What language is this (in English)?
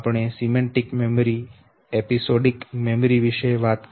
Gujarati